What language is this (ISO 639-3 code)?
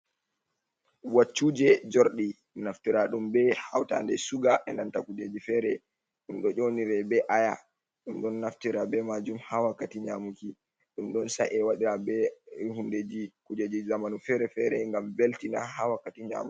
ful